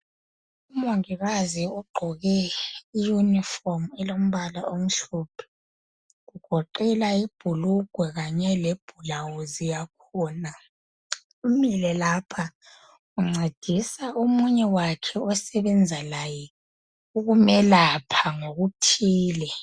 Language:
North Ndebele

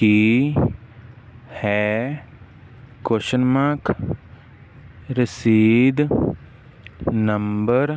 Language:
Punjabi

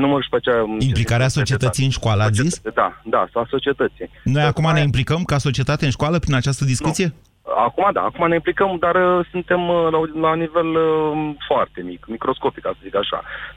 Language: Romanian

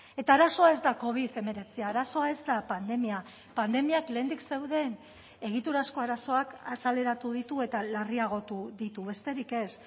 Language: Basque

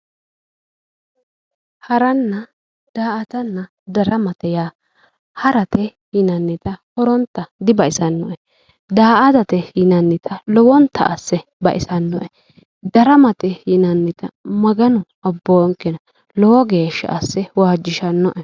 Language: Sidamo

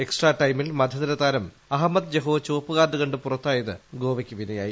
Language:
Malayalam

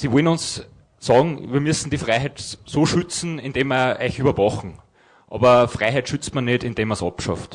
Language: German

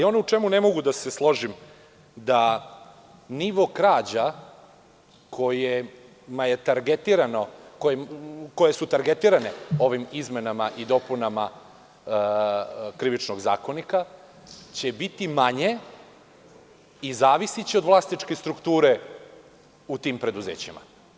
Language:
Serbian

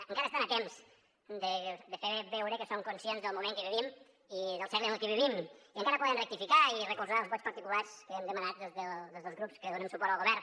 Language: Catalan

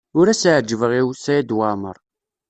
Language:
Kabyle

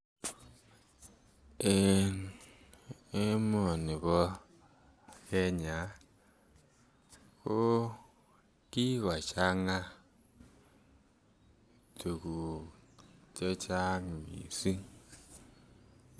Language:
Kalenjin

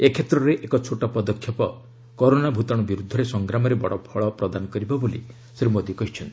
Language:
Odia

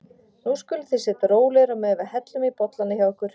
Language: Icelandic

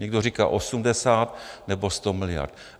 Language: Czech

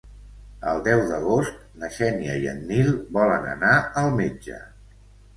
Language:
Catalan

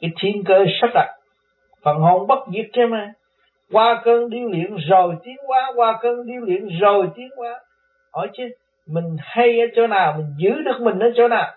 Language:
Vietnamese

